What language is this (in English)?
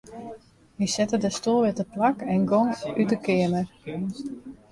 Western Frisian